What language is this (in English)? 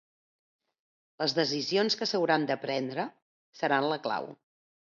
Catalan